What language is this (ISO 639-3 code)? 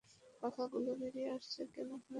ben